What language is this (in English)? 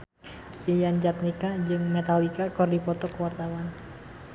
Sundanese